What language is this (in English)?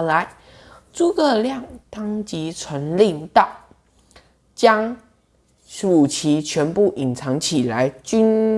Chinese